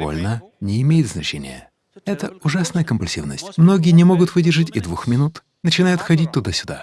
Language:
Russian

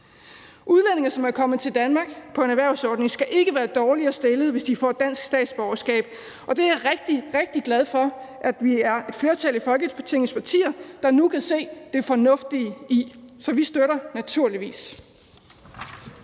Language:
Danish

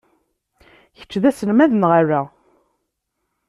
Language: Kabyle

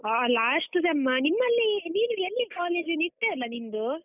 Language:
Kannada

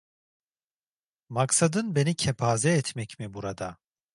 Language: Turkish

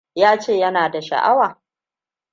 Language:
Hausa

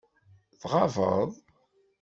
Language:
Kabyle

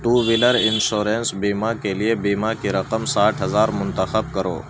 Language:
Urdu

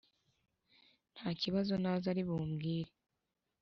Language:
Kinyarwanda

